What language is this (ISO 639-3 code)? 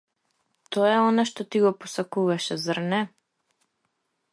mkd